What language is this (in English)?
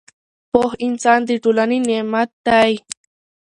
Pashto